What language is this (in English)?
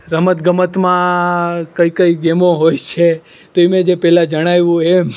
Gujarati